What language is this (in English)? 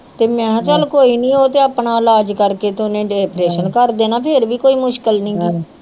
Punjabi